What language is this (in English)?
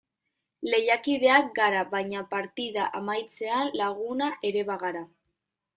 Basque